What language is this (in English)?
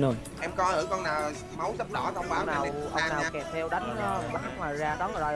Vietnamese